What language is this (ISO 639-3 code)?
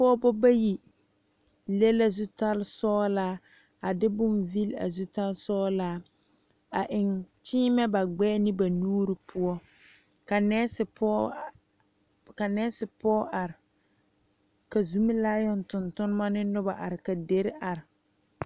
dga